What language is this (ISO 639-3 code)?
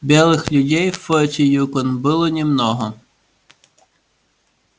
rus